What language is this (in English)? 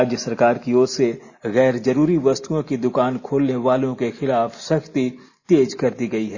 Hindi